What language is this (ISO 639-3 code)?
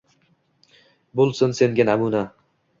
uzb